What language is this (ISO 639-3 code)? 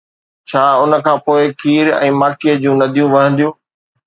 snd